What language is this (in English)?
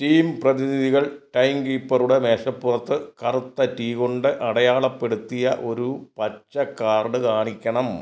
Malayalam